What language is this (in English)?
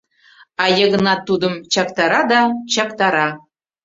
Mari